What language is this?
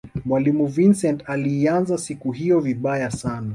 Swahili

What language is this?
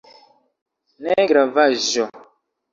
Esperanto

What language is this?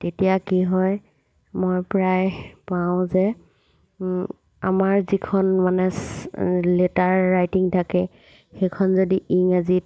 Assamese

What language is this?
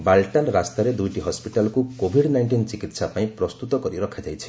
Odia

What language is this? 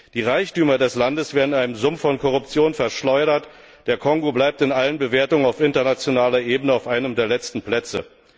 German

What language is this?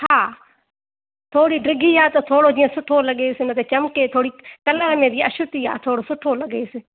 Sindhi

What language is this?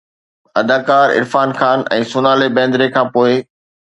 Sindhi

